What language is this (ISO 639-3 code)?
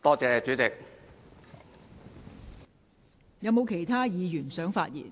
yue